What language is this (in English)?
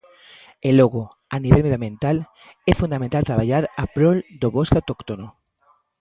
Galician